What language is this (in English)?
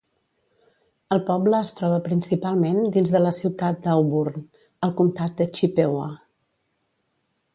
Catalan